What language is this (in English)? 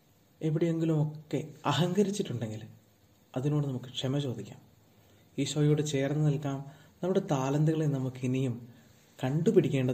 Malayalam